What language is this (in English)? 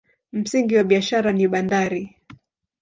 Swahili